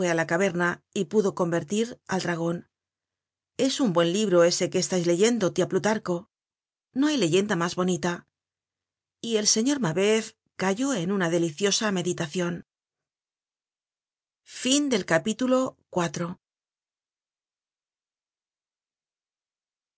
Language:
Spanish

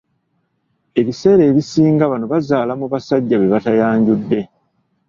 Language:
Ganda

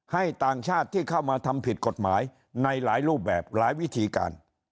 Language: Thai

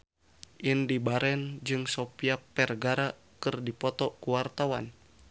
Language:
Sundanese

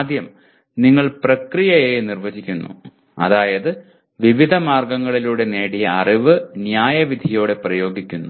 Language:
Malayalam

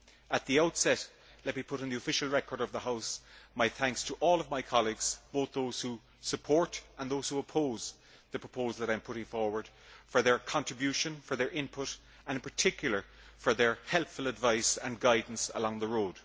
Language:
English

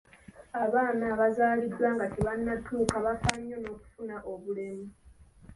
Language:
Ganda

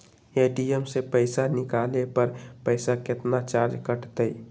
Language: Magahi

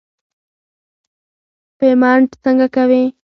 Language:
Pashto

